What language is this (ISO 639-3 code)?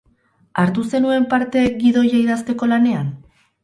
eus